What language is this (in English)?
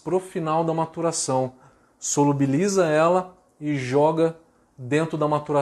Portuguese